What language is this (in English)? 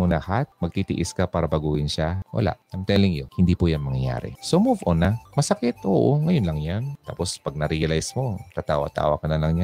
Filipino